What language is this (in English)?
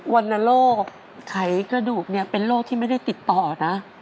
Thai